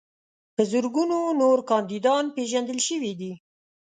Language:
Pashto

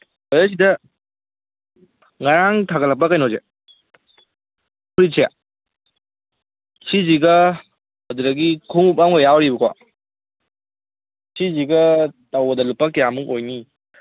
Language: Manipuri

